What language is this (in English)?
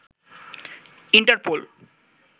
Bangla